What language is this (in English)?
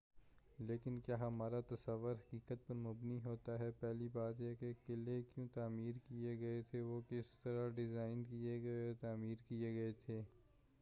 Urdu